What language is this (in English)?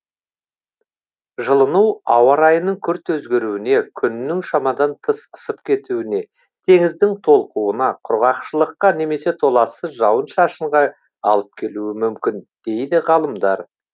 Kazakh